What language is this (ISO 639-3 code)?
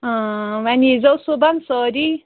kas